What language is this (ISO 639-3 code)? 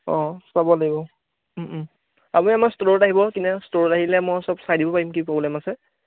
asm